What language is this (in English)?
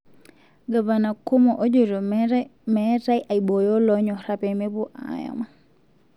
Masai